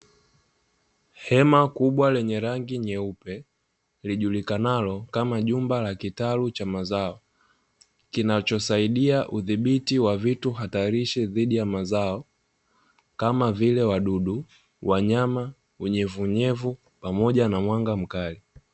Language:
Swahili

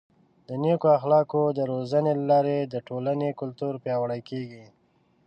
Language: Pashto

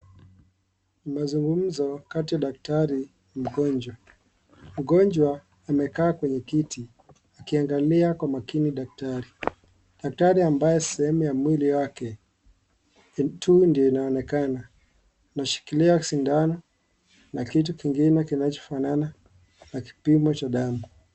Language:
Swahili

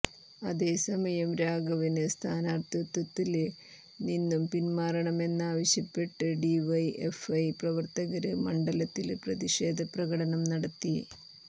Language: Malayalam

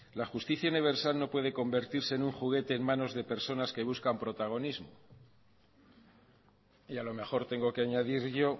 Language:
Spanish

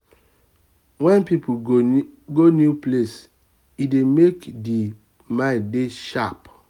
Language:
Nigerian Pidgin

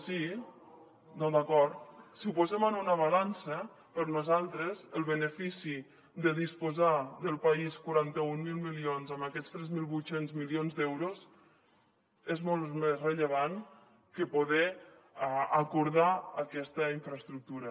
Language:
Catalan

